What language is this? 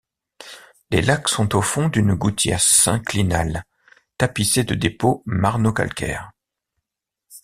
French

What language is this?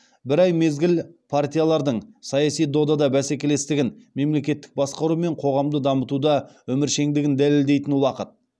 Kazakh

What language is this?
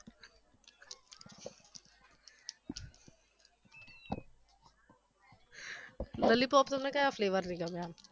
Gujarati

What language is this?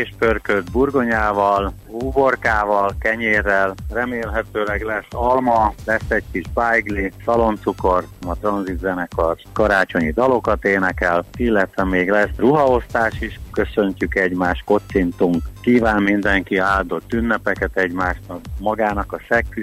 Hungarian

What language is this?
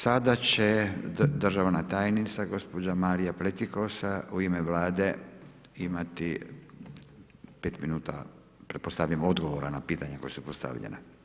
Croatian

